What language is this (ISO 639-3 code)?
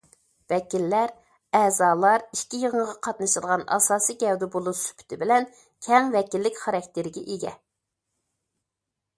uig